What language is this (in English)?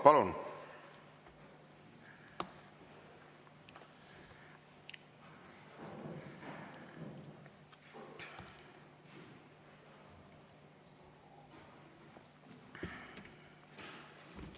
Estonian